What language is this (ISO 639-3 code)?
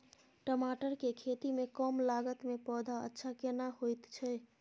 mai